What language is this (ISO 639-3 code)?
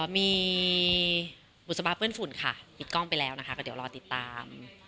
tha